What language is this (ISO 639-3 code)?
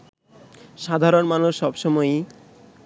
ben